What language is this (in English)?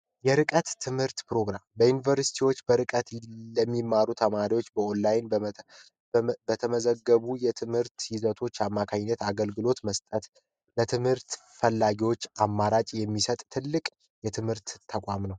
Amharic